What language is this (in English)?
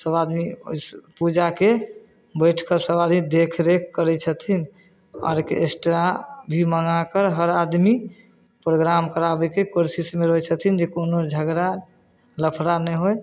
Maithili